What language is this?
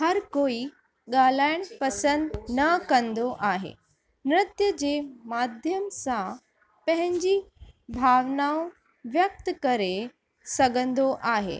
Sindhi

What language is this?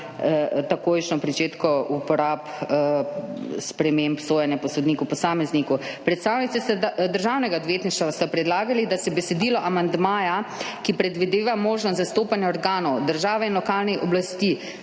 Slovenian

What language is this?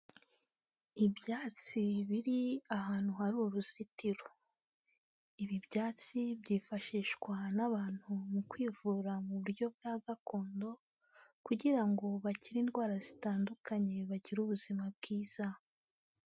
Kinyarwanda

